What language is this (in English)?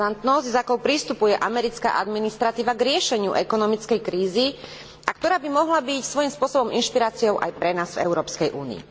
Slovak